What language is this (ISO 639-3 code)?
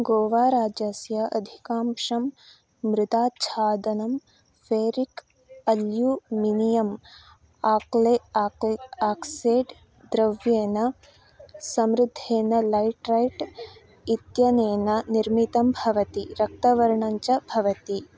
san